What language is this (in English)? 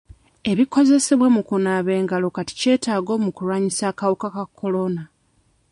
Ganda